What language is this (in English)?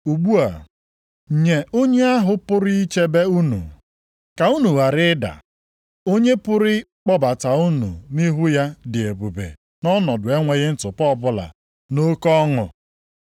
Igbo